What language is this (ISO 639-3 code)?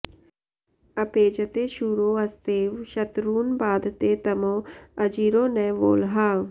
san